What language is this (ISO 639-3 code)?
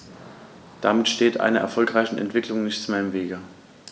deu